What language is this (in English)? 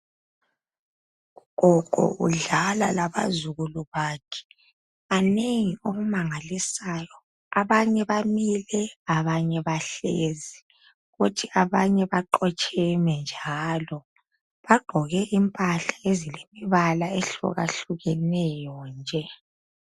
North Ndebele